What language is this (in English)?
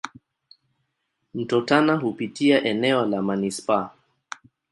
Swahili